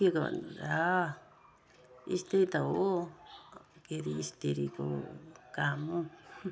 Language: Nepali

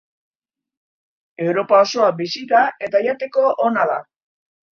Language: Basque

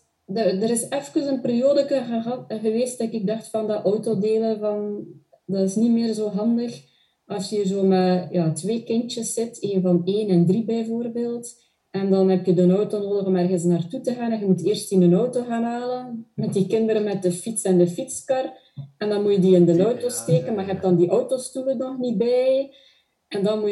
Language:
Dutch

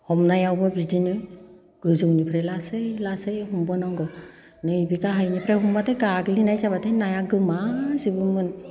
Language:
Bodo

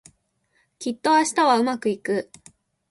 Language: Japanese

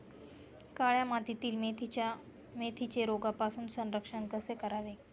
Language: Marathi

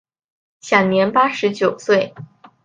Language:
Chinese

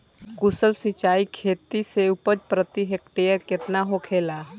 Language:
Bhojpuri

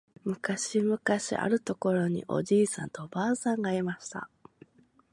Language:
Japanese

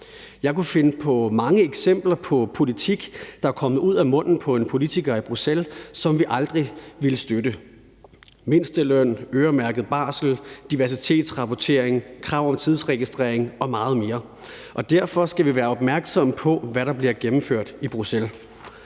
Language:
Danish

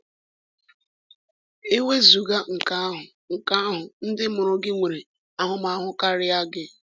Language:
Igbo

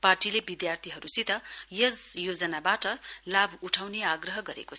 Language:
Nepali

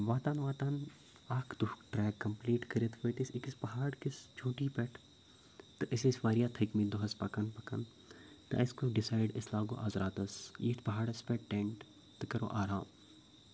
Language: Kashmiri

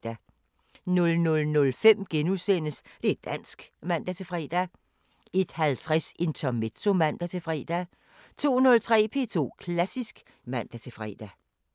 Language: Danish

